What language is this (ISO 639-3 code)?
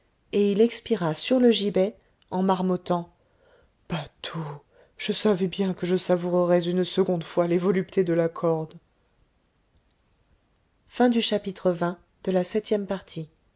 fra